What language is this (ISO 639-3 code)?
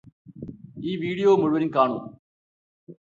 mal